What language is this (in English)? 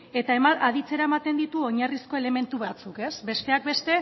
Basque